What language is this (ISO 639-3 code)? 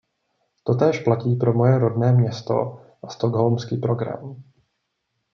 ces